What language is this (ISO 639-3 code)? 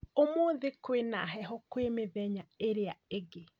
kik